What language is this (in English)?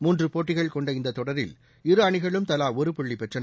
Tamil